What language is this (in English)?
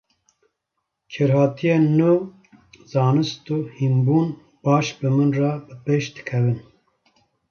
Kurdish